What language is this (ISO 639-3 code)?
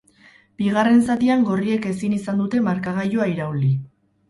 eus